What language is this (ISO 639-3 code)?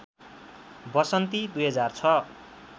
nep